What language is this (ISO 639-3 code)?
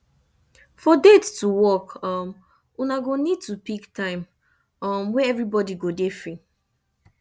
pcm